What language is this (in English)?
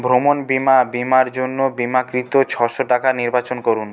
Bangla